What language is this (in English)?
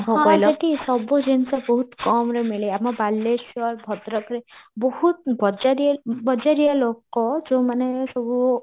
Odia